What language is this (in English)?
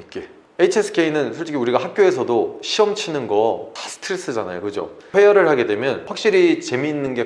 Korean